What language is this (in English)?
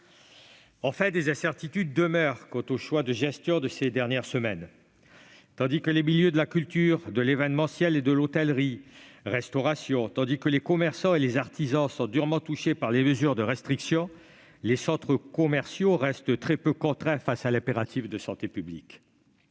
French